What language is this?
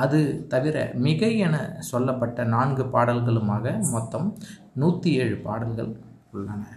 Tamil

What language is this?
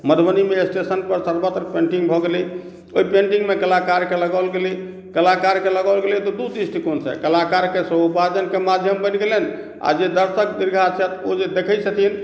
Maithili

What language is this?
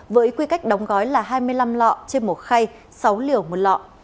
Vietnamese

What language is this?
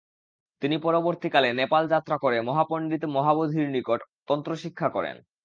Bangla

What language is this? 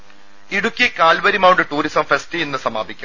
Malayalam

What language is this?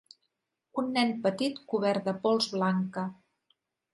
Catalan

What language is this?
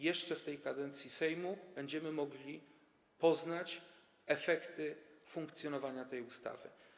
Polish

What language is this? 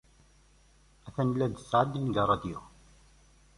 Kabyle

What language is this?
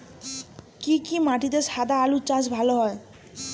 Bangla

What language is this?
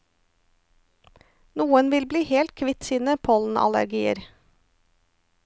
Norwegian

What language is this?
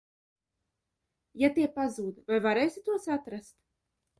Latvian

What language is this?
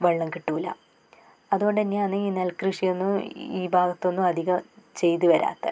Malayalam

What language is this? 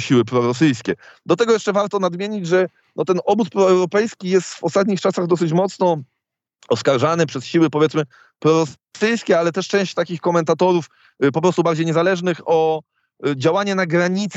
Polish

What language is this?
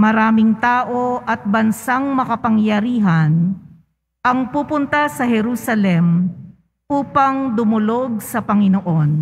Filipino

